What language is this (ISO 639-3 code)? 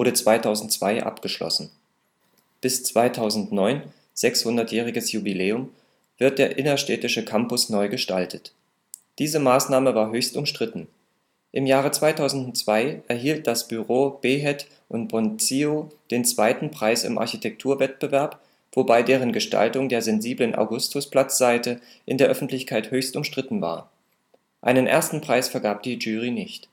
deu